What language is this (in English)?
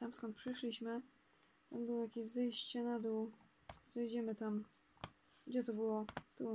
Polish